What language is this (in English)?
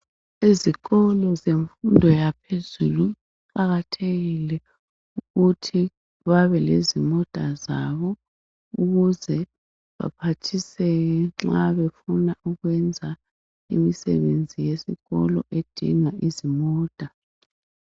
North Ndebele